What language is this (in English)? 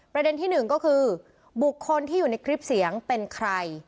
Thai